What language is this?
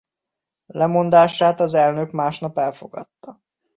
Hungarian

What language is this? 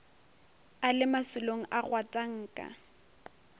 Northern Sotho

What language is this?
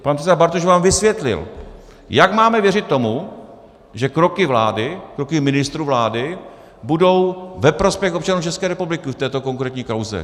Czech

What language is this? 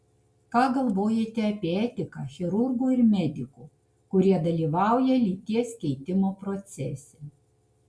Lithuanian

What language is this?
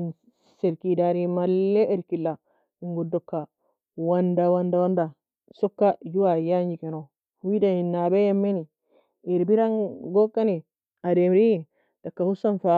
Nobiin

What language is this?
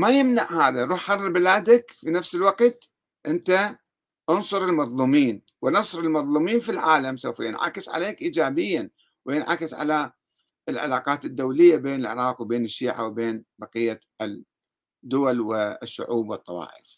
Arabic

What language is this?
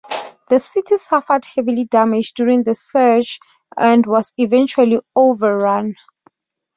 English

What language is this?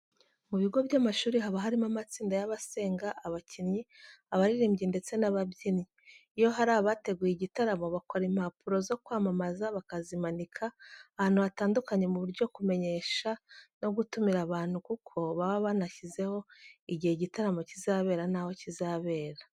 Kinyarwanda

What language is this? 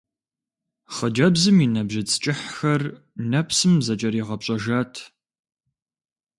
Kabardian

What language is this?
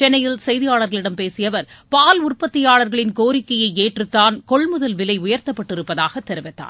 Tamil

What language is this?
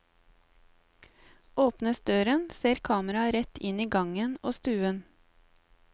Norwegian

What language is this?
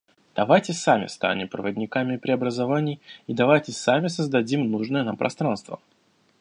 Russian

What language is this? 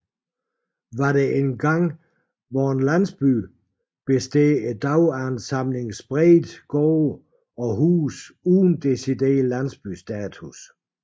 Danish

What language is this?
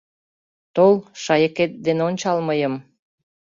Mari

